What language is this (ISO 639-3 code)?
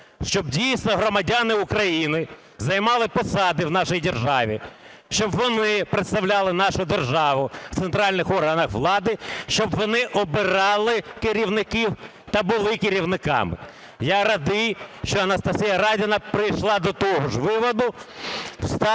ukr